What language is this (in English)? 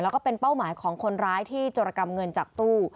Thai